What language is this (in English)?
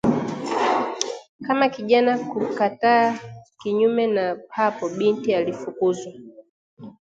Swahili